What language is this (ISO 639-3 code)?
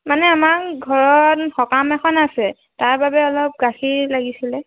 asm